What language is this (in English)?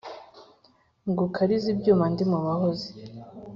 Kinyarwanda